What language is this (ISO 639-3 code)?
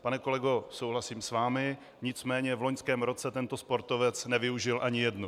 ces